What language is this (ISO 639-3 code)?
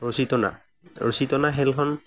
asm